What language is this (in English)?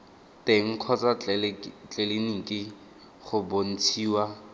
Tswana